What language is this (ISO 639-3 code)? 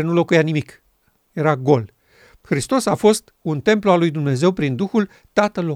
ron